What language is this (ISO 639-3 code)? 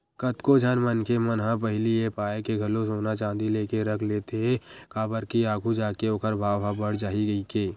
hne